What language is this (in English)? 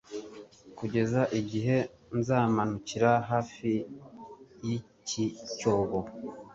Kinyarwanda